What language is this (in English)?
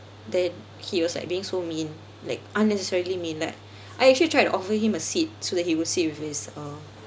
English